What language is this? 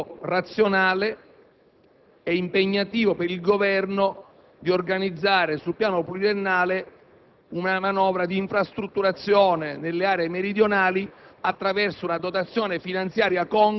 Italian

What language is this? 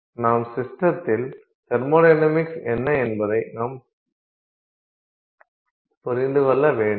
Tamil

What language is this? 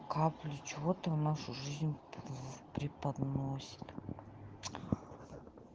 Russian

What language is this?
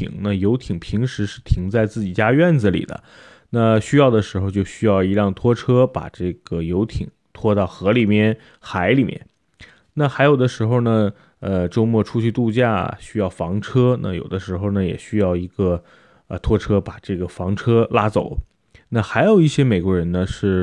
Chinese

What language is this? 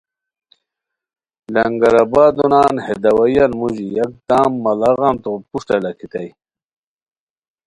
Khowar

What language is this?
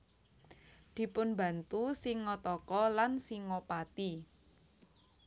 Javanese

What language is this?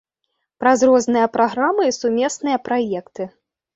Belarusian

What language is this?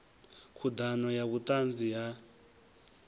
Venda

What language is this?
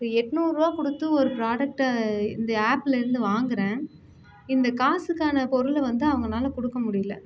Tamil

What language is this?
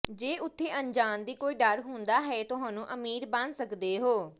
Punjabi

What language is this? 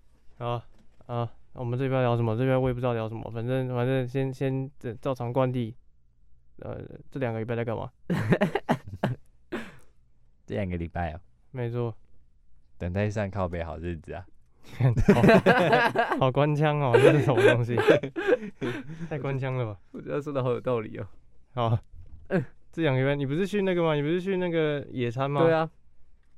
Chinese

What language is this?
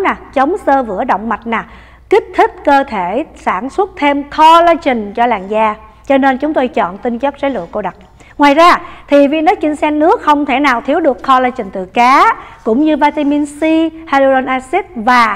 Vietnamese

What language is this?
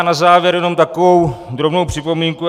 Czech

